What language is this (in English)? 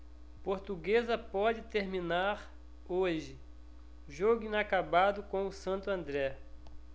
Portuguese